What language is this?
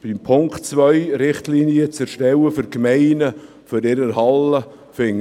Swiss German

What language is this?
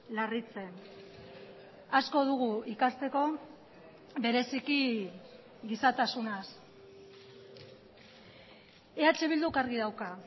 Basque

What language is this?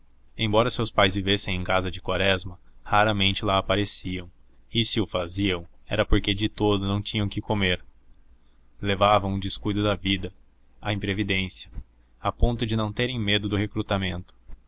Portuguese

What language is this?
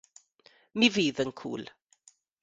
Welsh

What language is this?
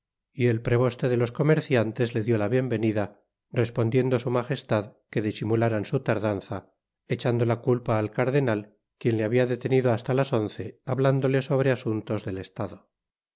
Spanish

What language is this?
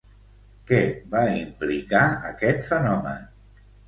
Catalan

